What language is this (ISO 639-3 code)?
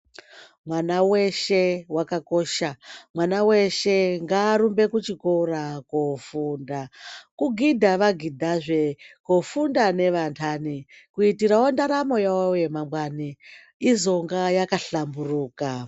ndc